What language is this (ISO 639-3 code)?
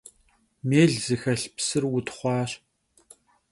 kbd